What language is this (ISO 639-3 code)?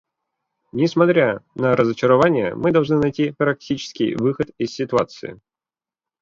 rus